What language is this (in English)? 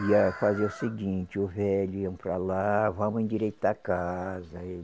Portuguese